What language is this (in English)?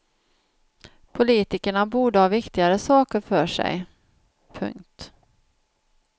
Swedish